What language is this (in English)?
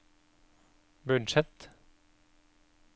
Norwegian